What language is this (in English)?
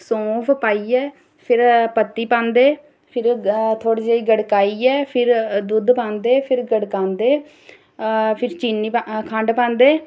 Dogri